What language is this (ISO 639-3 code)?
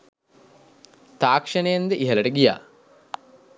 sin